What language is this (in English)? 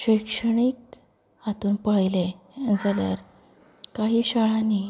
Konkani